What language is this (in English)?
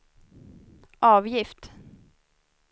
Swedish